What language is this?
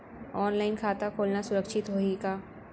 Chhattisgarhi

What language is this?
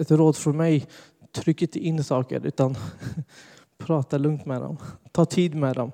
Swedish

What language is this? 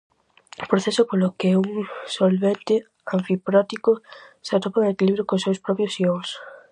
Galician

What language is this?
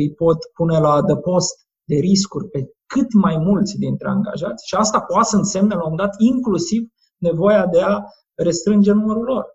Romanian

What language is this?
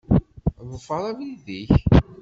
Kabyle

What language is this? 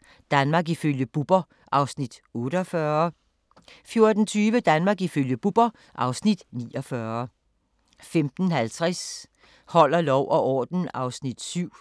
Danish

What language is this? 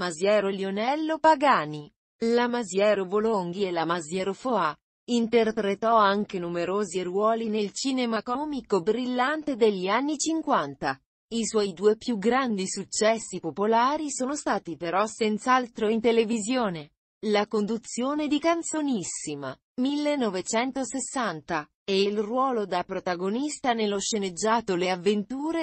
Italian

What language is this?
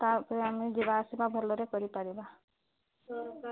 Odia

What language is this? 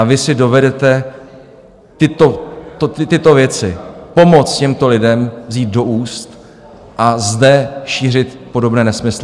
Czech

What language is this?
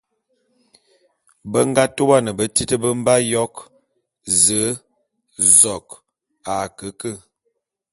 Bulu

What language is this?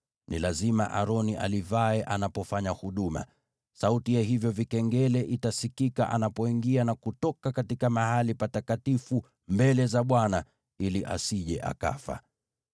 Swahili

